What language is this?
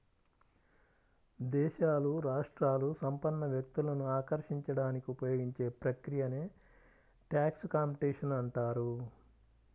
Telugu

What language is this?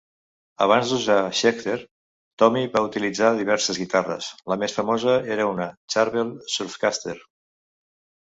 Catalan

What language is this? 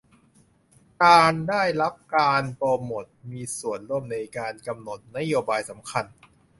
Thai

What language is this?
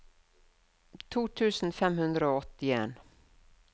Norwegian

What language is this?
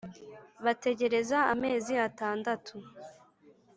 Kinyarwanda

